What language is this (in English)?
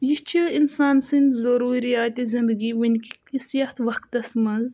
Kashmiri